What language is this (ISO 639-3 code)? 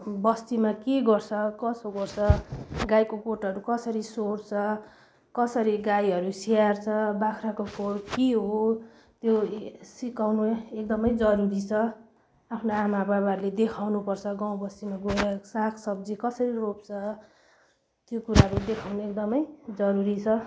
nep